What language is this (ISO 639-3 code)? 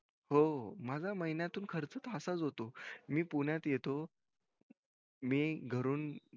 mar